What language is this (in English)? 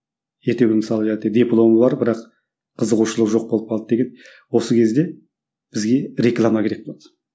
Kazakh